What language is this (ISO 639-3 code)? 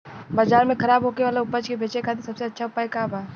bho